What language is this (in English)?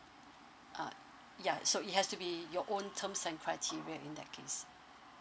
English